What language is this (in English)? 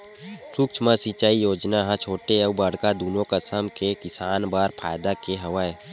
Chhattisgarhi